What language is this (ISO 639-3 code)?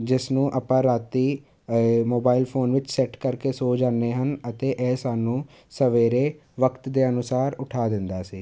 pan